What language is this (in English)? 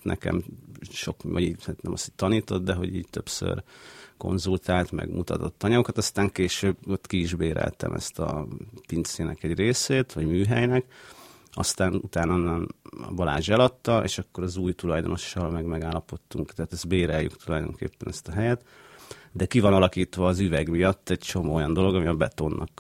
Hungarian